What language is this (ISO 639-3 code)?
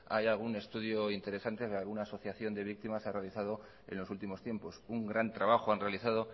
spa